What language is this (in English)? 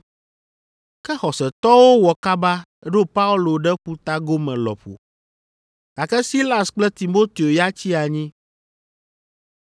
Ewe